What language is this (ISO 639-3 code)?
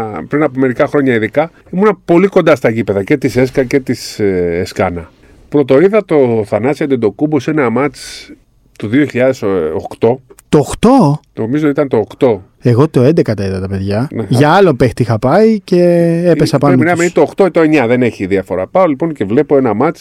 ell